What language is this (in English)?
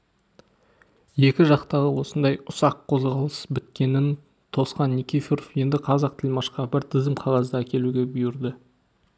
Kazakh